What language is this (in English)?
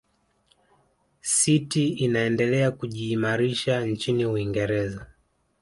Swahili